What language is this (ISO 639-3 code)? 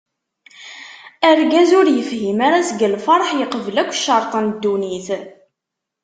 kab